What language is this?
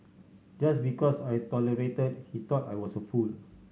English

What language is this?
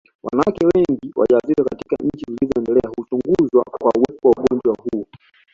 Swahili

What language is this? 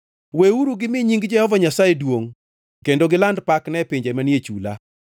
Luo (Kenya and Tanzania)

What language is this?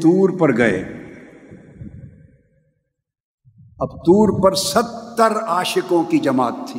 Urdu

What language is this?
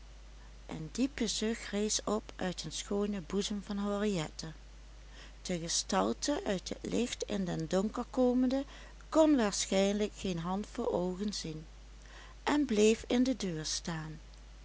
Dutch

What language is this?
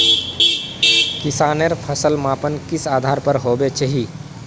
Magahi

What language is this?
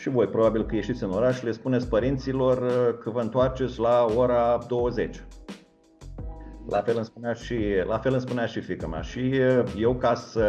Romanian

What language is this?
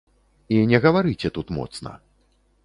Belarusian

